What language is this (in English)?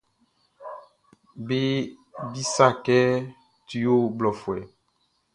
Baoulé